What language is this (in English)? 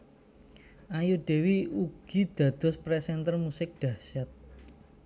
Javanese